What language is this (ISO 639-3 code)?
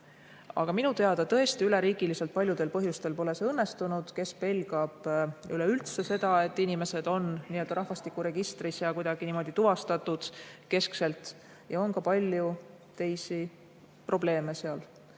est